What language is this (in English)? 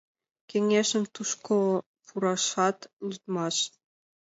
Mari